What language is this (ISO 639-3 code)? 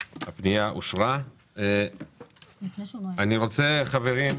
heb